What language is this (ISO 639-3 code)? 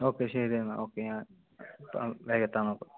mal